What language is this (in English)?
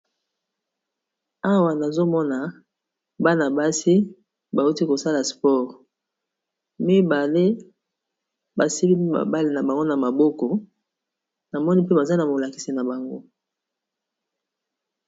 Lingala